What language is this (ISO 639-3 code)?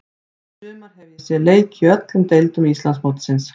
isl